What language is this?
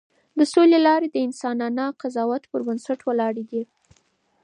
Pashto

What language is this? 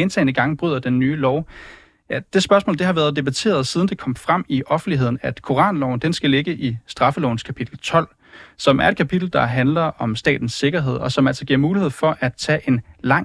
Danish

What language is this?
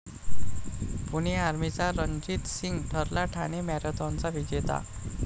Marathi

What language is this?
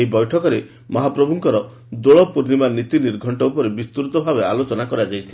Odia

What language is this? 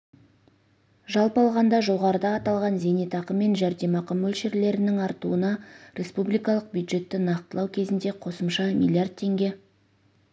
Kazakh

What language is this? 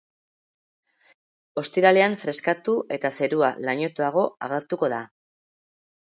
Basque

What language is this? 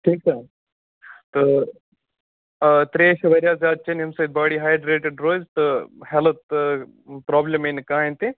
Kashmiri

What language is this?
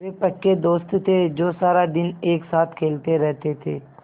Hindi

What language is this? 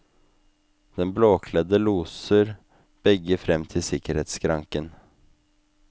Norwegian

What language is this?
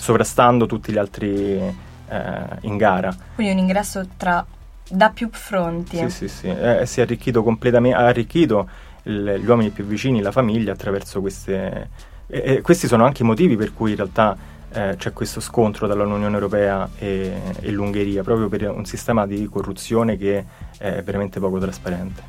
Italian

